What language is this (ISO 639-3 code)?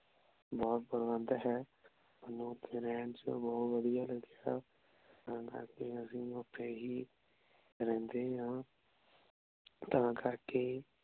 pan